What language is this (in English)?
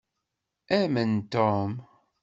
Kabyle